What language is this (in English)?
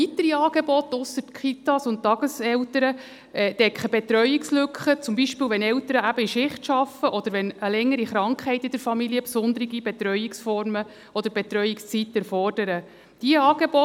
Swiss German